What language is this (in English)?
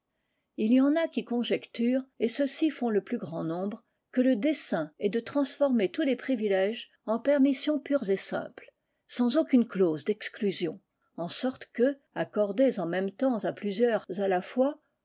French